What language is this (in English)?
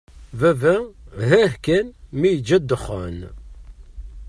Kabyle